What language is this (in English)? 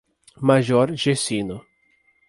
Portuguese